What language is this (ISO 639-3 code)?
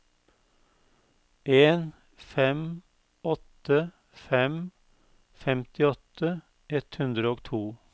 nor